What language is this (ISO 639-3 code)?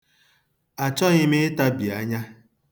ibo